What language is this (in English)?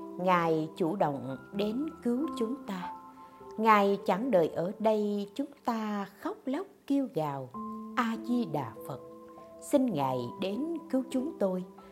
Vietnamese